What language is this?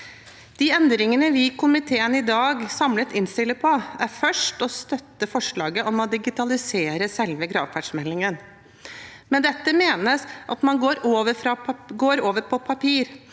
Norwegian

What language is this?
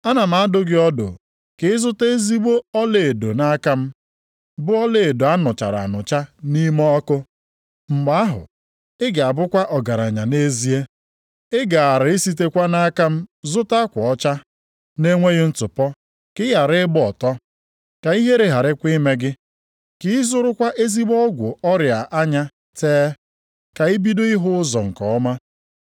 Igbo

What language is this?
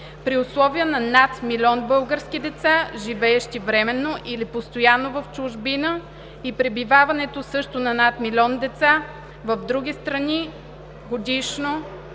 Bulgarian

